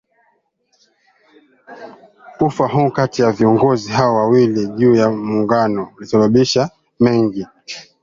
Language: Swahili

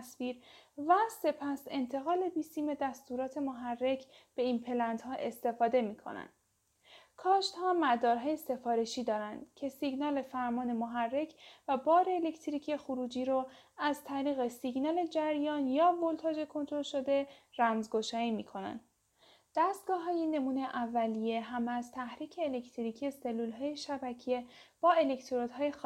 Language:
Persian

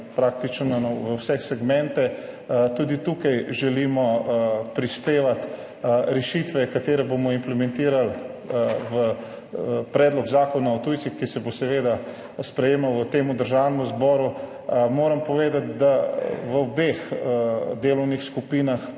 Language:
Slovenian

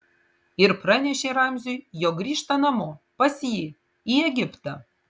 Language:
Lithuanian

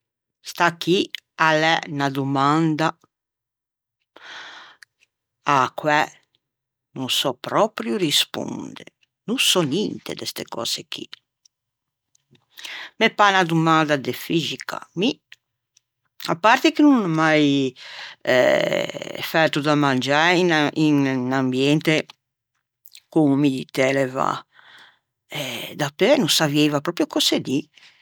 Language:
Ligurian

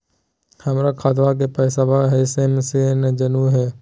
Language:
Magahi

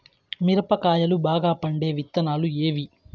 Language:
Telugu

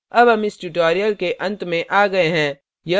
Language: Hindi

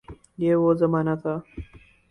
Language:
Urdu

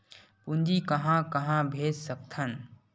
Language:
Chhattisgarhi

